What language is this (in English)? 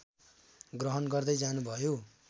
Nepali